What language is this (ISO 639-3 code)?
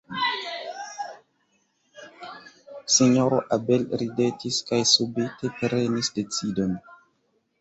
epo